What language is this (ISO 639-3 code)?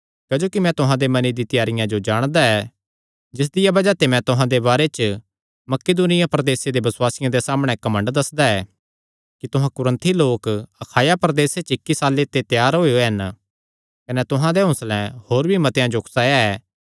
xnr